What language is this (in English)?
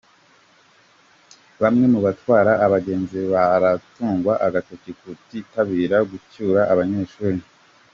Kinyarwanda